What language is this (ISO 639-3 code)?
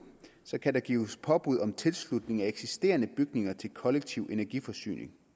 dan